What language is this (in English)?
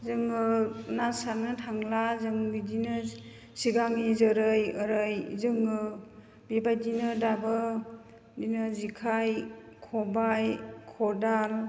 Bodo